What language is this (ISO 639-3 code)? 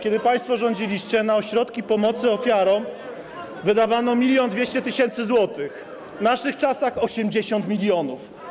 pol